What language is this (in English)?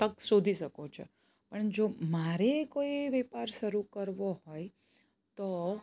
Gujarati